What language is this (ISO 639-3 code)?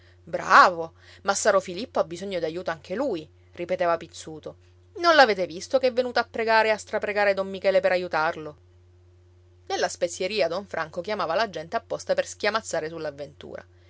ita